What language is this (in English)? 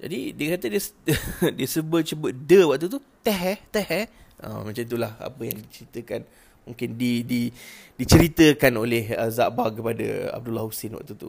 Malay